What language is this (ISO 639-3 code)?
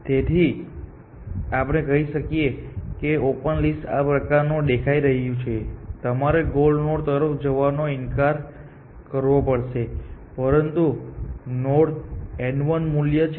guj